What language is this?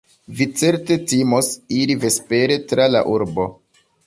Esperanto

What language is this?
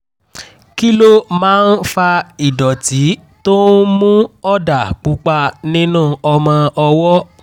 Yoruba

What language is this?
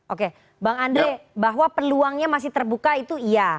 Indonesian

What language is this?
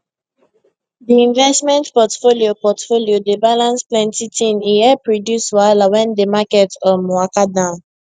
Nigerian Pidgin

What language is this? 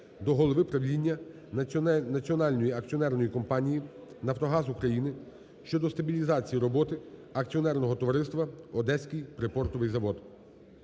Ukrainian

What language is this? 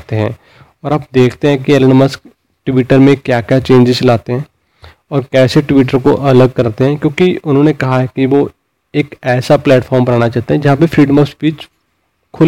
Hindi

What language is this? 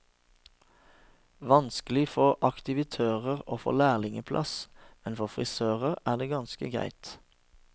Norwegian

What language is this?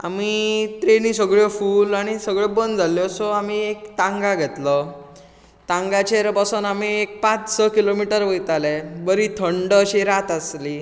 Konkani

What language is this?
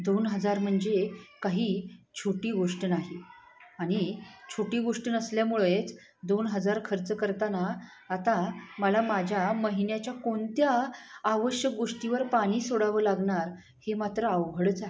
Marathi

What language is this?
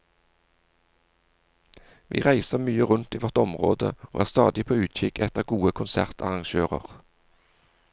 Norwegian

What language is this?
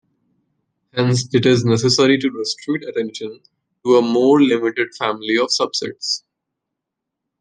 English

